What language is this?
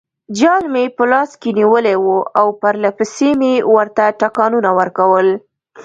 Pashto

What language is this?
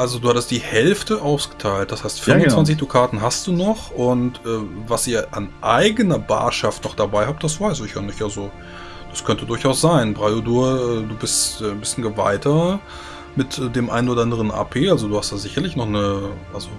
German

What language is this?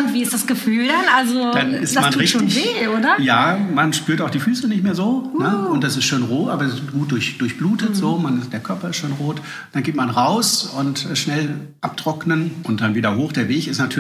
German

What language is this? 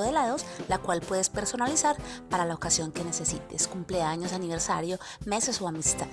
Spanish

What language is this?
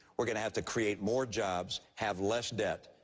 English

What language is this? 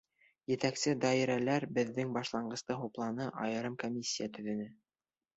Bashkir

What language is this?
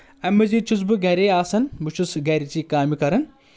Kashmiri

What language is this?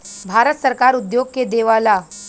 Bhojpuri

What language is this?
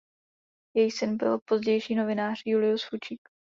Czech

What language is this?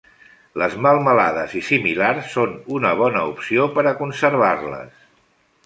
Catalan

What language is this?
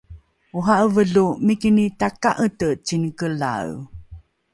Rukai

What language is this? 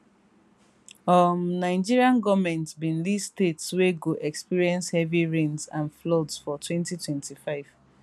Nigerian Pidgin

